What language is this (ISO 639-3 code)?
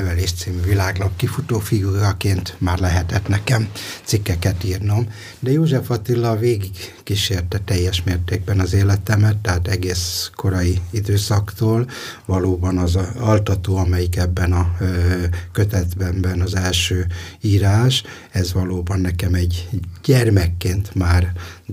hun